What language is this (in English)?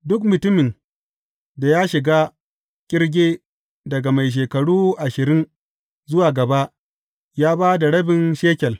Hausa